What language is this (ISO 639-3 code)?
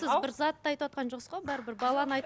kaz